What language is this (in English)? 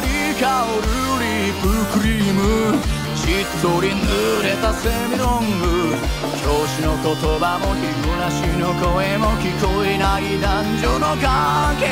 Polish